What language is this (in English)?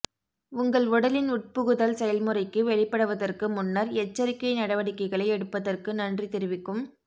Tamil